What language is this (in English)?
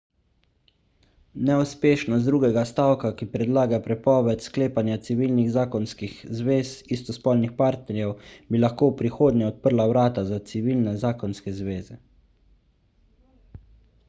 Slovenian